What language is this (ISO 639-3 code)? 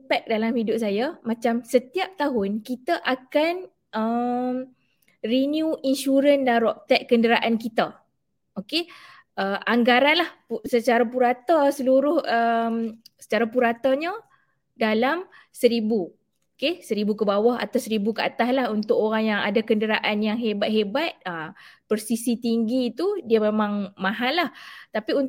msa